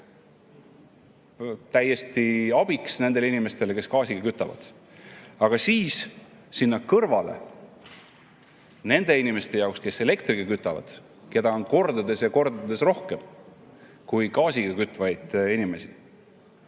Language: Estonian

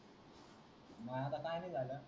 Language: Marathi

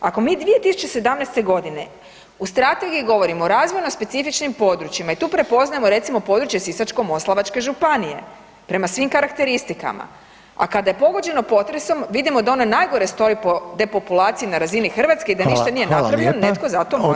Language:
Croatian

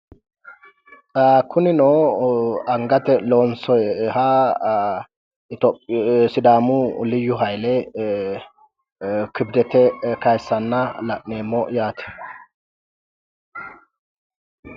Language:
Sidamo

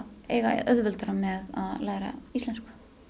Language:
Icelandic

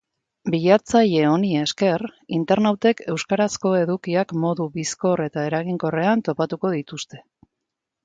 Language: Basque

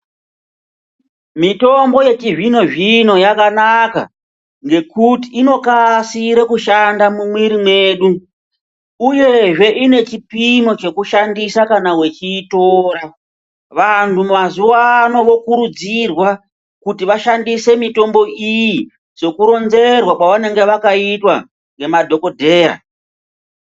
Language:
Ndau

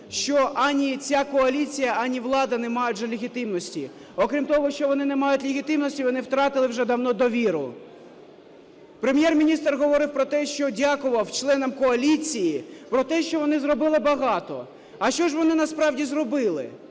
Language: Ukrainian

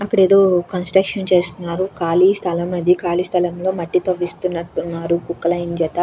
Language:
Telugu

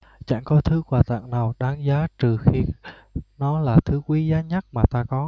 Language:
Vietnamese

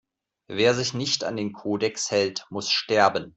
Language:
German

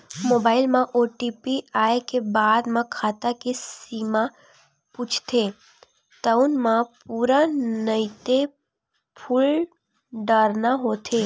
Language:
Chhattisgarhi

